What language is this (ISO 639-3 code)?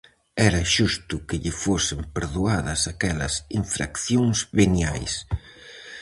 glg